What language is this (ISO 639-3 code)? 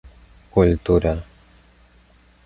epo